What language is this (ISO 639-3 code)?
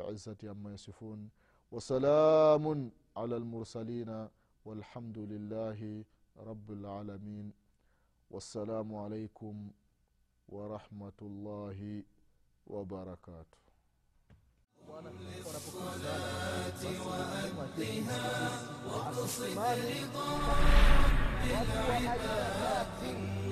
swa